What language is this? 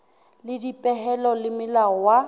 Southern Sotho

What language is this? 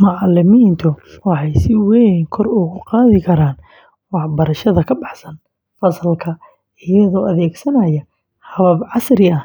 Somali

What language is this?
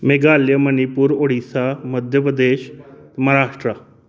Dogri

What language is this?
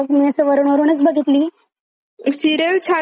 Marathi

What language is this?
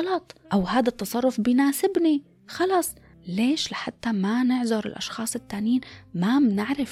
Arabic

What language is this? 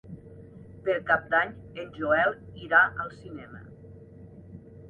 Catalan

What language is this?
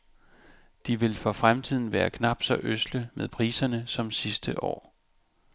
Danish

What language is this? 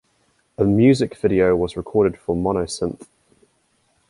English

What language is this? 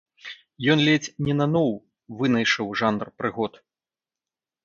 Belarusian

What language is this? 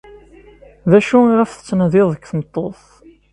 Kabyle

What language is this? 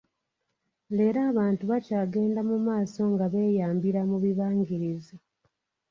Ganda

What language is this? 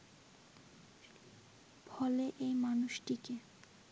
Bangla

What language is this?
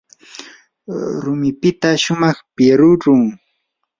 Yanahuanca Pasco Quechua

